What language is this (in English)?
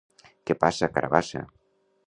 Catalan